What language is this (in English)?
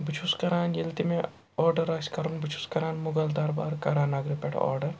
Kashmiri